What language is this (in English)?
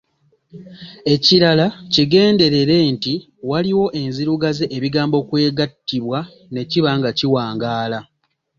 Ganda